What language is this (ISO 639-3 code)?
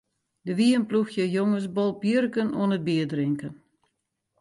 fry